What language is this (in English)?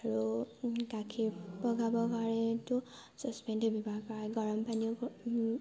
Assamese